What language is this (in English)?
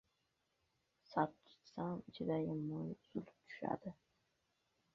Uzbek